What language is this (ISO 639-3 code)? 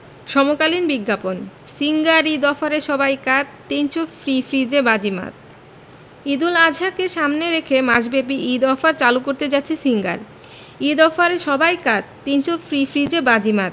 ben